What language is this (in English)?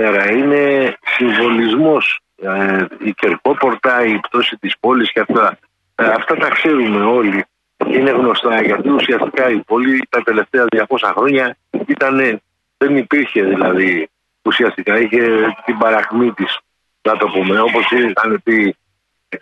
Greek